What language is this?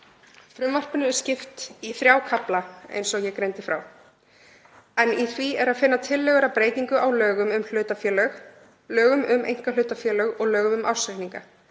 Icelandic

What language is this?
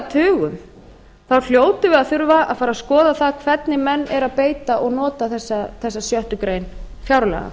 Icelandic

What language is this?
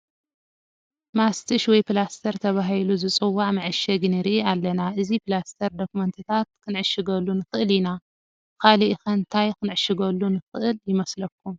Tigrinya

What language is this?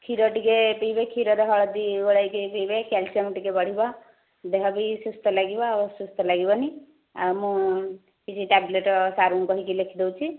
Odia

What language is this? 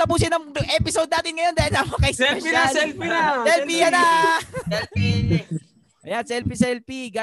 Filipino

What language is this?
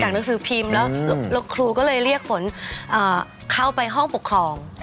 Thai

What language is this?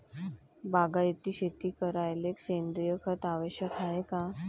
Marathi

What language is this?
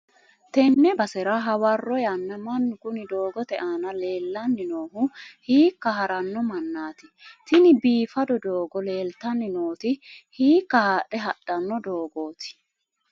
Sidamo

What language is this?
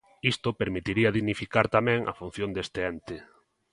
Galician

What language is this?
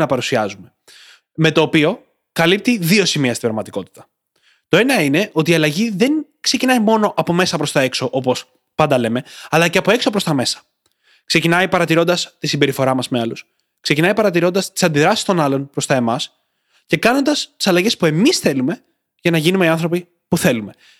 Greek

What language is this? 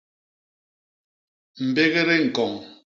Basaa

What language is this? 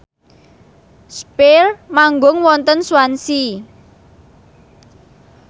Javanese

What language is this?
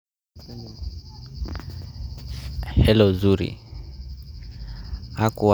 Luo (Kenya and Tanzania)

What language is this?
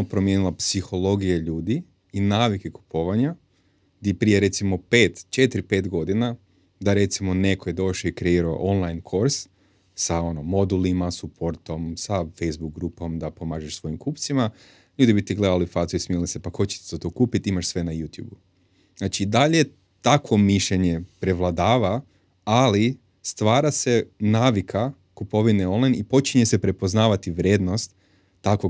Croatian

